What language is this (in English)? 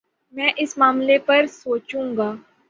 Urdu